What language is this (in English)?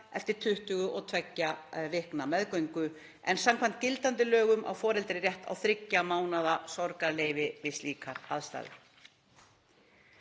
Icelandic